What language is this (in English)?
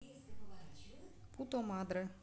Russian